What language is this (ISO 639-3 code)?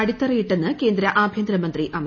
mal